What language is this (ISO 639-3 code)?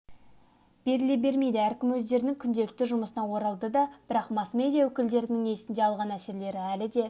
kaz